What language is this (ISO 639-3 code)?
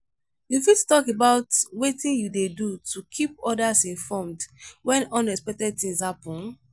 pcm